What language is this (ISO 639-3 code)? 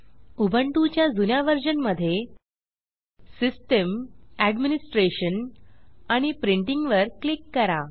mar